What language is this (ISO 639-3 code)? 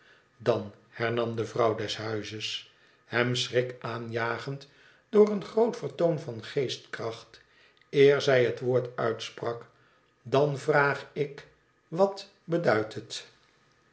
nld